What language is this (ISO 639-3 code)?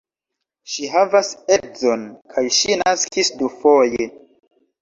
epo